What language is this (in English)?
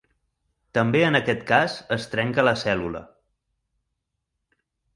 Catalan